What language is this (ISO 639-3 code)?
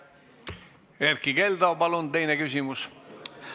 est